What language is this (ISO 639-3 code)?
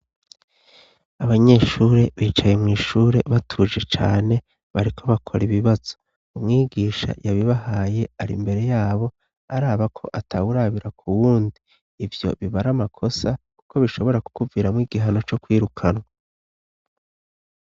run